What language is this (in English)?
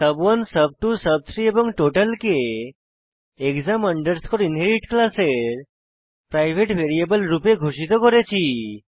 Bangla